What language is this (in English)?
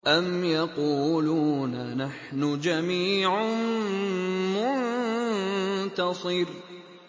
Arabic